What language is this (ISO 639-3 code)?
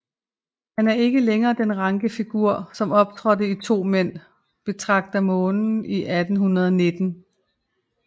dan